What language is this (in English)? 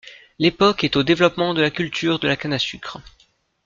French